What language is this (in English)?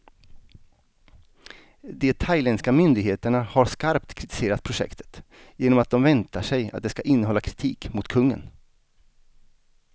Swedish